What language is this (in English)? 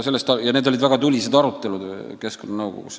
Estonian